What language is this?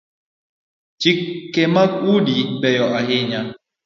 Luo (Kenya and Tanzania)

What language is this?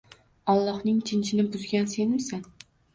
Uzbek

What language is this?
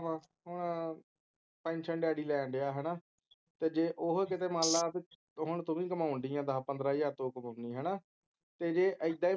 Punjabi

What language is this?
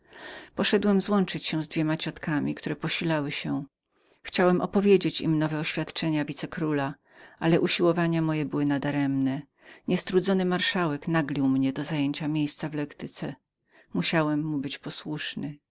Polish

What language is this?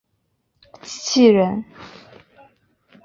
Chinese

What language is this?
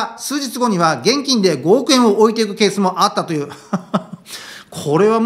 Japanese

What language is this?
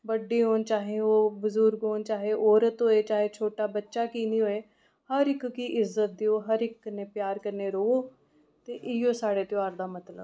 Dogri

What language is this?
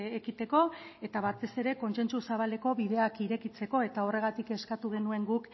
Basque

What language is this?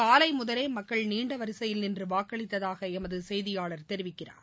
Tamil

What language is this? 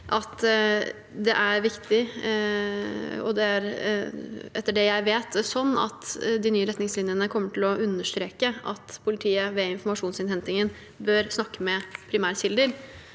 Norwegian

